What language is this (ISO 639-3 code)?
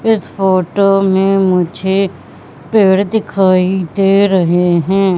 hin